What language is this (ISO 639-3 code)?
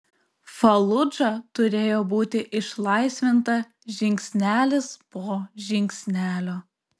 lit